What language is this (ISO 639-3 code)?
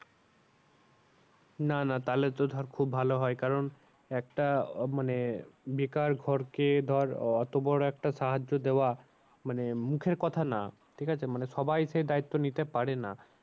ben